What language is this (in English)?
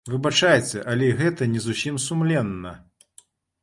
Belarusian